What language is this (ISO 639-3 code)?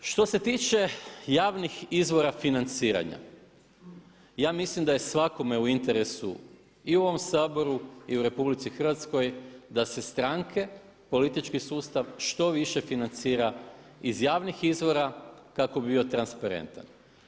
hrv